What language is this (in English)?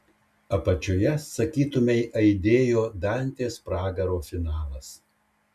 Lithuanian